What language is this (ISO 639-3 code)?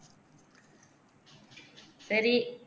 tam